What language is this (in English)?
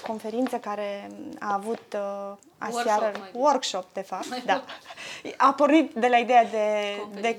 Romanian